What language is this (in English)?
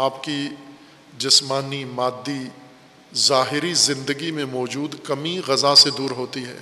Urdu